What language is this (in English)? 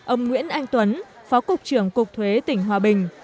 Vietnamese